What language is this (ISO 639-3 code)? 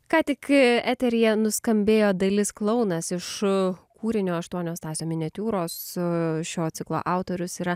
lit